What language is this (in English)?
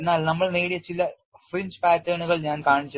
Malayalam